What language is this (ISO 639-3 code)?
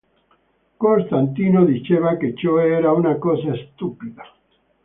ita